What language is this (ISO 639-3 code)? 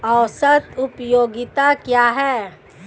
hin